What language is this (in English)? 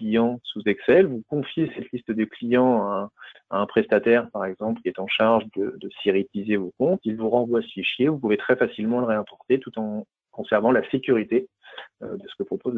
French